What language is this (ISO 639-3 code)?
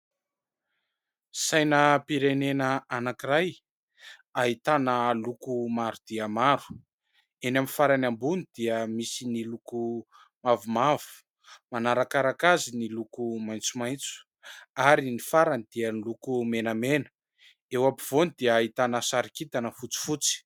mlg